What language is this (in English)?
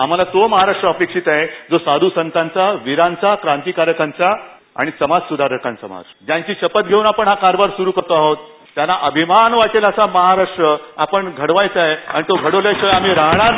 Marathi